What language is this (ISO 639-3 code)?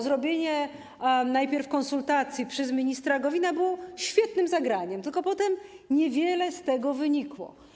pol